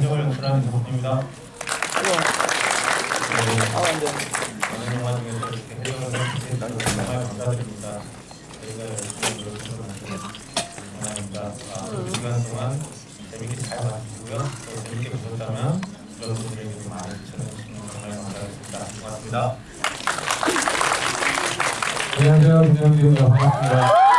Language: Korean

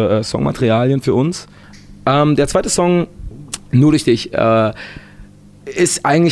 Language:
German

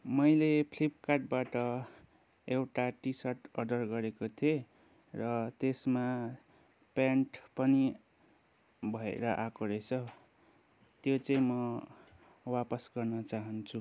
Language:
Nepali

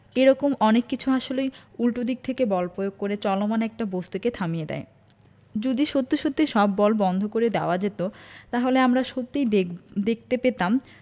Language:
Bangla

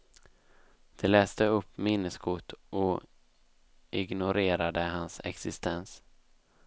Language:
Swedish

